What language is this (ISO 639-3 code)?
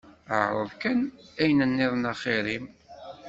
kab